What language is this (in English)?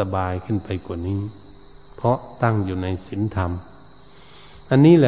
Thai